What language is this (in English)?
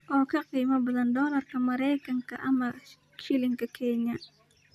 Somali